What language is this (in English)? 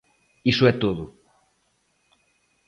Galician